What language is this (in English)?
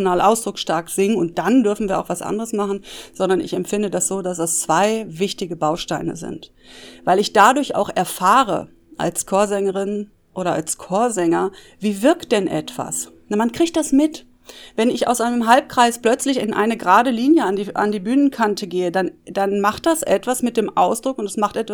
German